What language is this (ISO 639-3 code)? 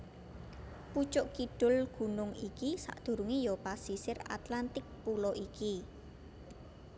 jav